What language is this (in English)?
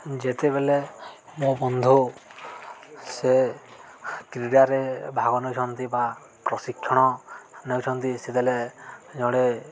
Odia